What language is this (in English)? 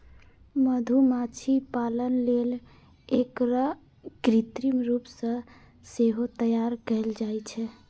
Maithili